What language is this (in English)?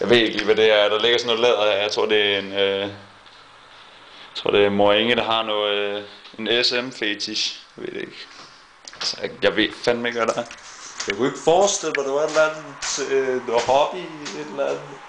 Danish